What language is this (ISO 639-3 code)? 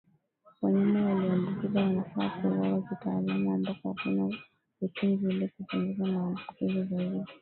swa